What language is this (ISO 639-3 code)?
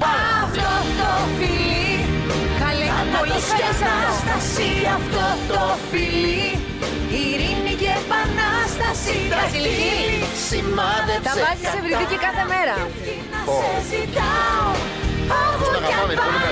ell